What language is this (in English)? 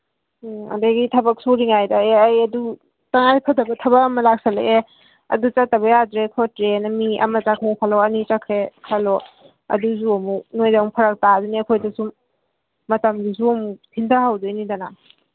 Manipuri